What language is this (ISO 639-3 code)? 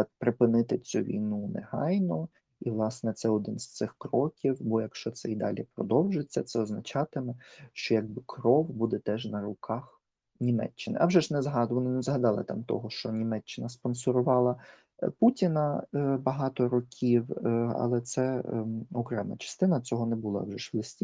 ukr